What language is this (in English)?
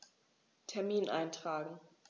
German